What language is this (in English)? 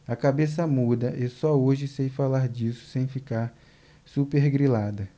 Portuguese